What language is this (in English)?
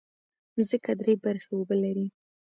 Pashto